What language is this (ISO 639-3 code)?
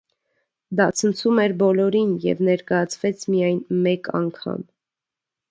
hye